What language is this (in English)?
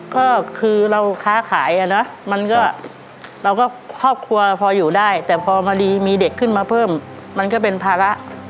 Thai